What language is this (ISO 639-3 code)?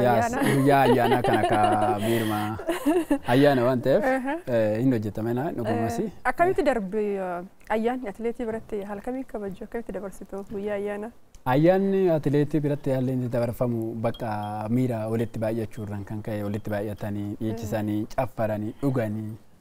ara